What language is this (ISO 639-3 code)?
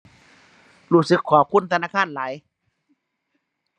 tha